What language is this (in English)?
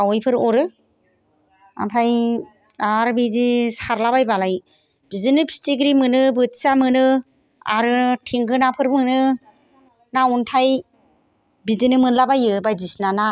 Bodo